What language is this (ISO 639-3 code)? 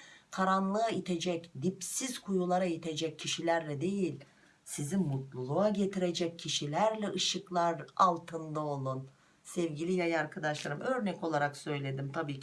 tur